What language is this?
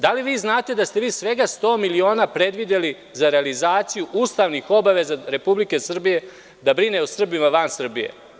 Serbian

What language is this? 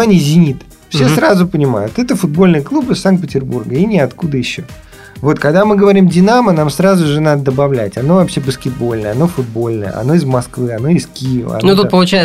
Russian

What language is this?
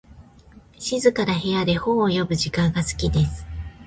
Japanese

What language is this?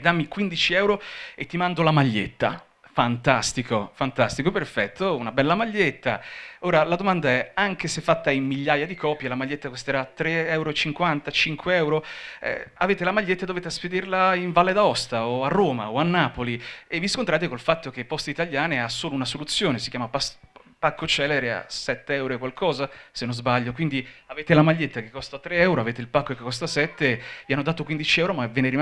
Italian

